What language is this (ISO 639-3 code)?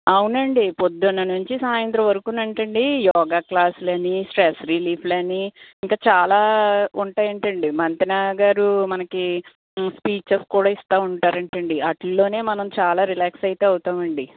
tel